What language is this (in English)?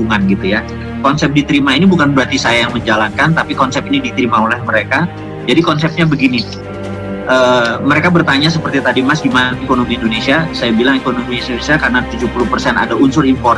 Indonesian